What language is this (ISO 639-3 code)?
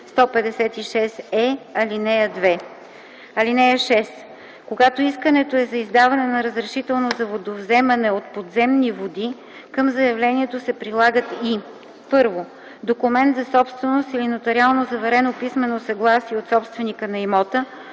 bul